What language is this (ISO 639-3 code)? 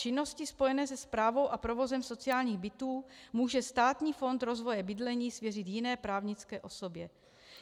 ces